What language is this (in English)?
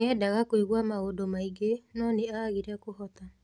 Kikuyu